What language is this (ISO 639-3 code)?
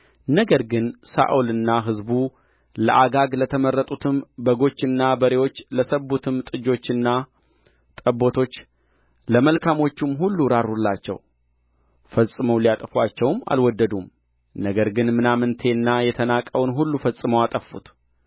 amh